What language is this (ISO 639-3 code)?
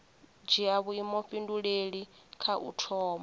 ven